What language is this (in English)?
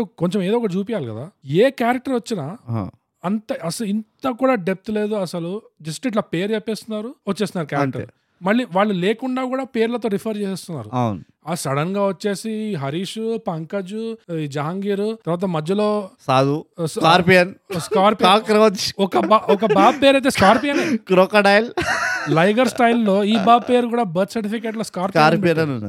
Telugu